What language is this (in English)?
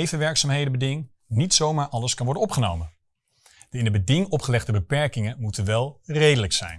Dutch